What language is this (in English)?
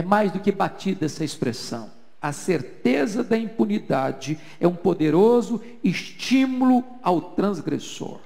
Portuguese